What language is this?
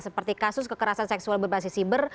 Indonesian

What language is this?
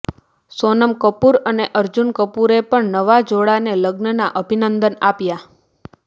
Gujarati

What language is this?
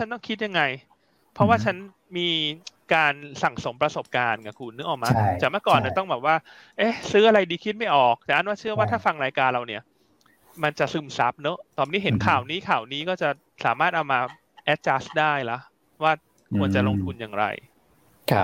Thai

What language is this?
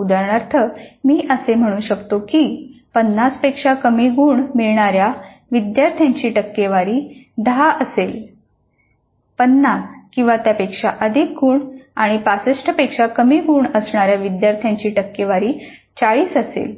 Marathi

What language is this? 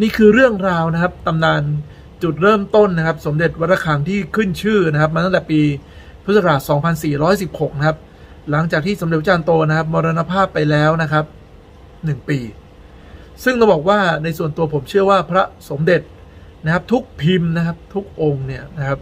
Thai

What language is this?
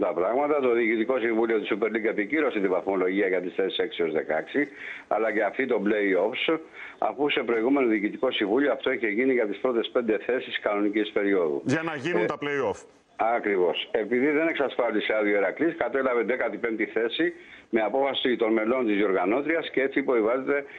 Greek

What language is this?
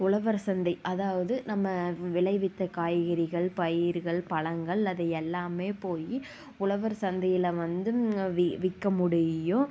Tamil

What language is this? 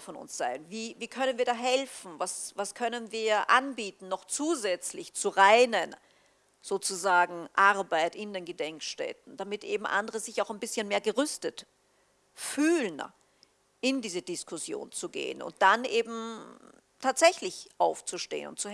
German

